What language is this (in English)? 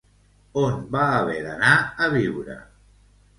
Catalan